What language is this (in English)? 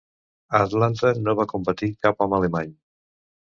Catalan